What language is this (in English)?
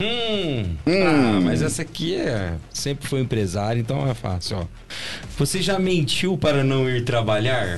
Portuguese